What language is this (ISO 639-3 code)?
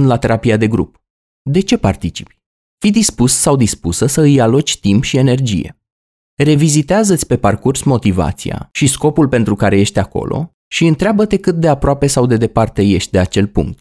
ron